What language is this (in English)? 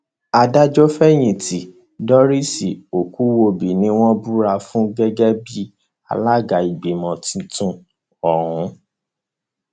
Yoruba